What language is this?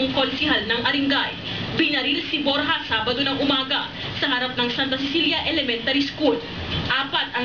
Filipino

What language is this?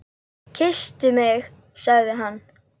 Icelandic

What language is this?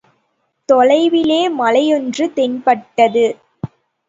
Tamil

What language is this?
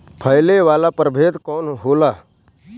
Bhojpuri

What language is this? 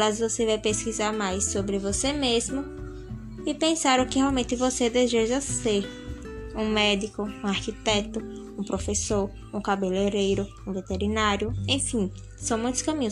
Portuguese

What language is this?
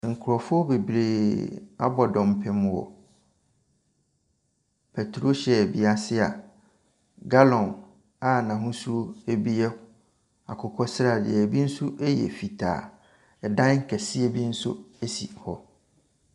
Akan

